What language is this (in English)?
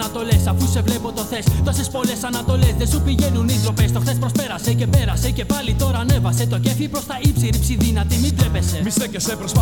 Greek